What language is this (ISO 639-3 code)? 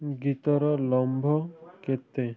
ori